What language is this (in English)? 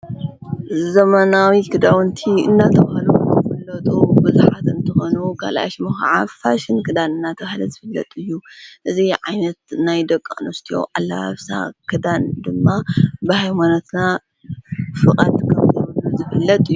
Tigrinya